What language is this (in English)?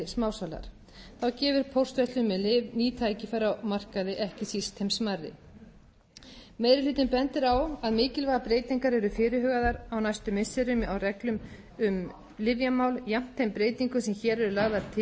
Icelandic